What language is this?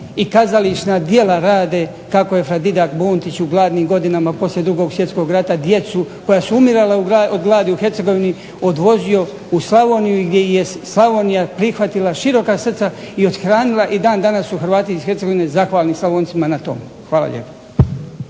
Croatian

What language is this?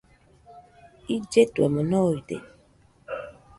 Nüpode Huitoto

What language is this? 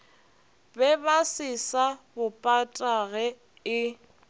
Northern Sotho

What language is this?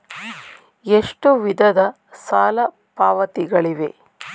Kannada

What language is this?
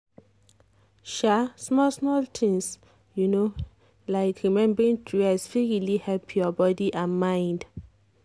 Nigerian Pidgin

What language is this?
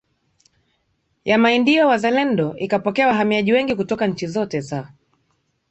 Swahili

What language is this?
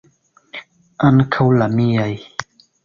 Esperanto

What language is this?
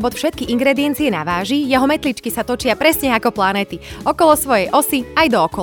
Slovak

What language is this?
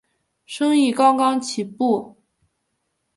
Chinese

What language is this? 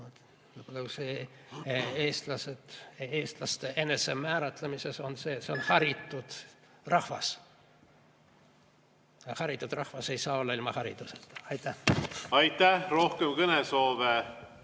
Estonian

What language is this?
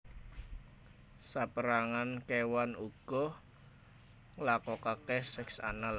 Javanese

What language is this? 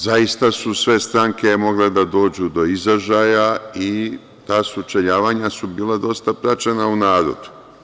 Serbian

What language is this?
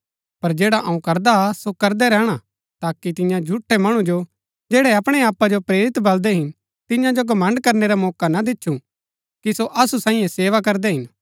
Gaddi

